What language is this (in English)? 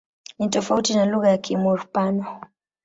Swahili